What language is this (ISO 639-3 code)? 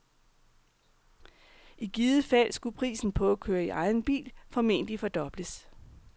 dan